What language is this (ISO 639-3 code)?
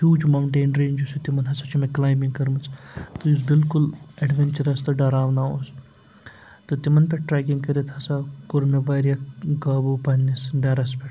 kas